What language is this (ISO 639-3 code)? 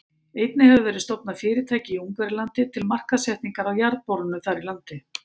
isl